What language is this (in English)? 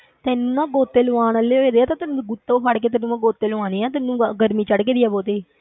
Punjabi